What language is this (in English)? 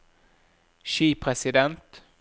Norwegian